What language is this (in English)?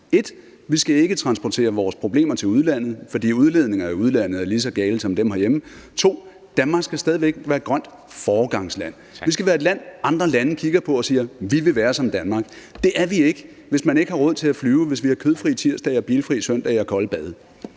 Danish